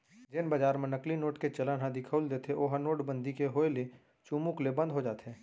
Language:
Chhattisgarhi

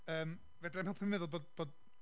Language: Welsh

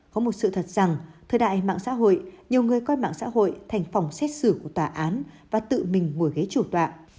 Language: Vietnamese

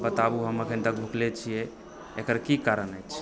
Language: Maithili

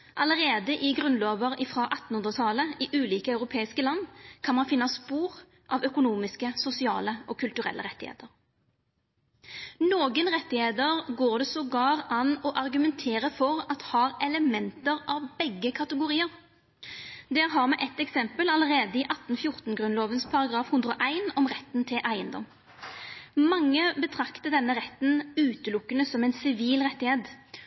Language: Norwegian Nynorsk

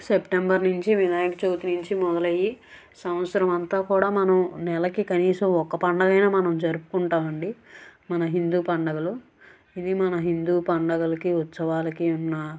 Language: Telugu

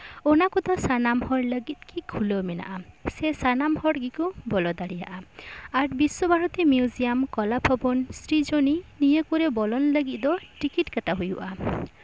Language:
Santali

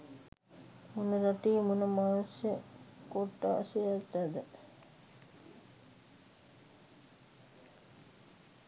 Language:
Sinhala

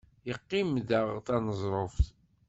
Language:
Kabyle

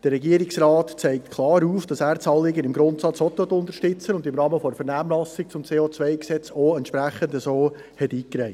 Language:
Swiss German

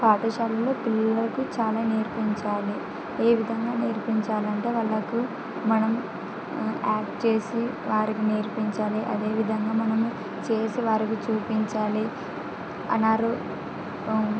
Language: Telugu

